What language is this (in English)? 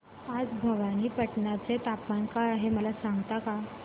Marathi